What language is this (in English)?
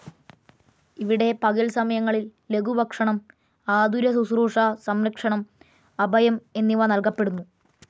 Malayalam